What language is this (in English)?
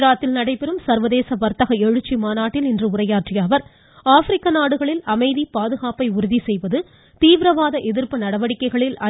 Tamil